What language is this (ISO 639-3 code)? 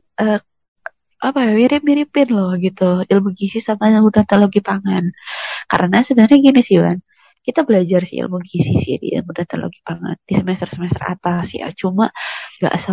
ind